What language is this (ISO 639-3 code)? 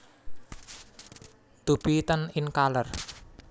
jav